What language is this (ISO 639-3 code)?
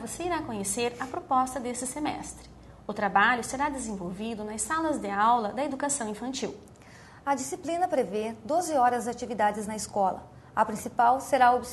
por